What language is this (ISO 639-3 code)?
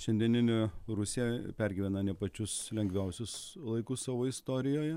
lit